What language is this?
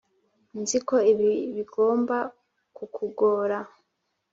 Kinyarwanda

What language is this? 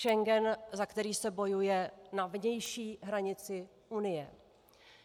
Czech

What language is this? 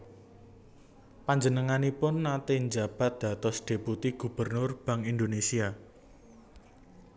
Javanese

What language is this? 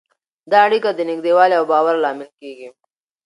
Pashto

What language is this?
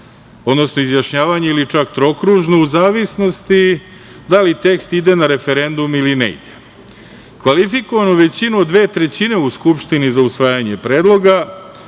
Serbian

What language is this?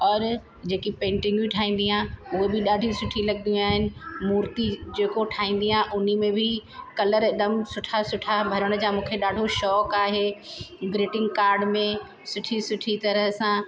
Sindhi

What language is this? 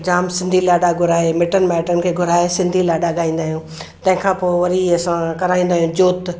Sindhi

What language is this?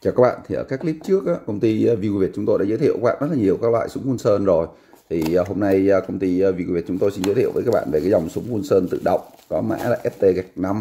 Vietnamese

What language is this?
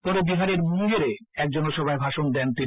Bangla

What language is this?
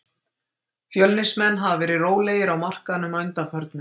Icelandic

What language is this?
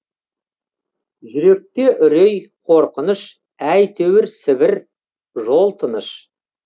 Kazakh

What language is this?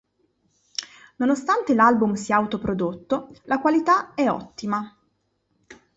Italian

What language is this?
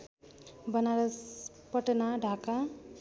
Nepali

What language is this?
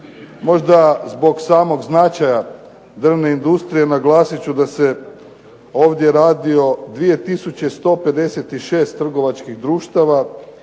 Croatian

